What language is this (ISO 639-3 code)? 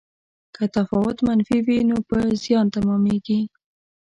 pus